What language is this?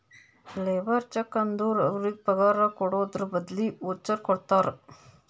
Kannada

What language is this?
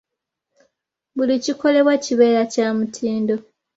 Ganda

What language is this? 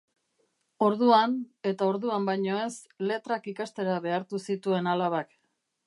Basque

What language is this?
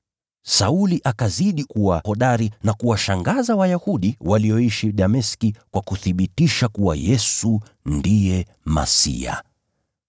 Swahili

